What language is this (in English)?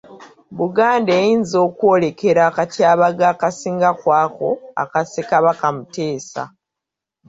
Ganda